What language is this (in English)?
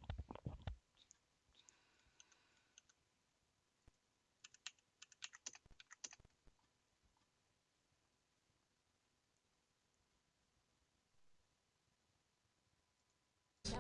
Turkish